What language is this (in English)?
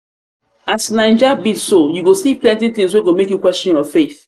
Nigerian Pidgin